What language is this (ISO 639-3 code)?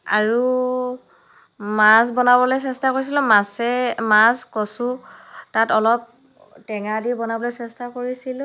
asm